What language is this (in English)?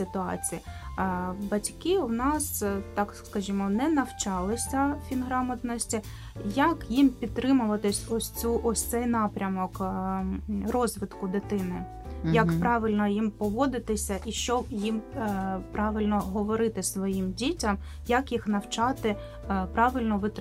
Ukrainian